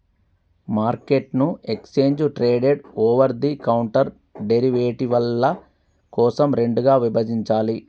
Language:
Telugu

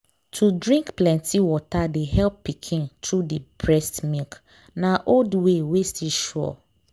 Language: Nigerian Pidgin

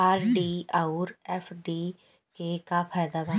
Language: Bhojpuri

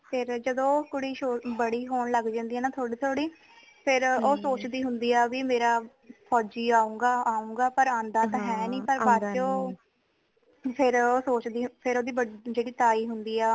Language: Punjabi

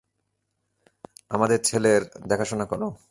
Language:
Bangla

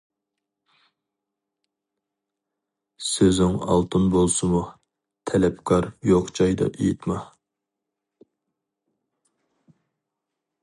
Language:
Uyghur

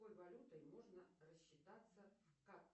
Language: Russian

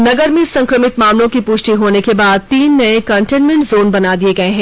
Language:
Hindi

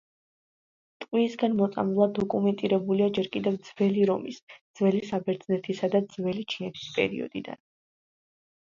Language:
Georgian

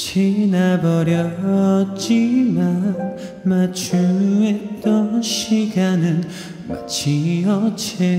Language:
Korean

